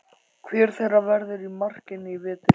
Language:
Icelandic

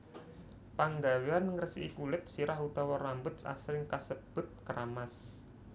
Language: Javanese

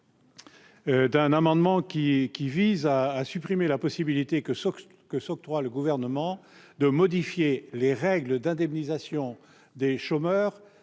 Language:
French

